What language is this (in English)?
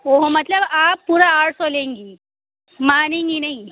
Urdu